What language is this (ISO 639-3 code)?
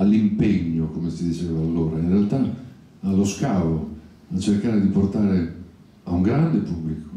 ita